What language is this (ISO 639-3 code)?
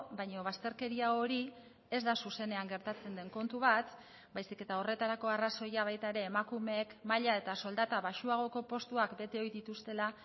eus